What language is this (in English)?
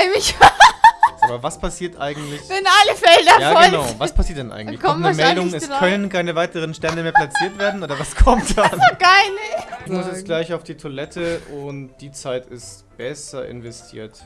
German